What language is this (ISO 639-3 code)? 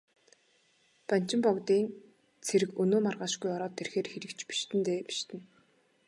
mon